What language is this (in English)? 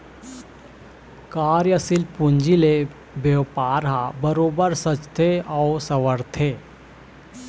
Chhattisgarhi